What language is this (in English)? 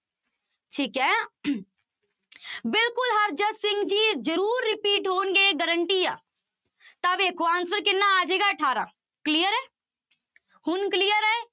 Punjabi